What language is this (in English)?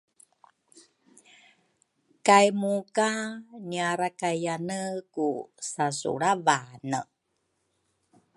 Rukai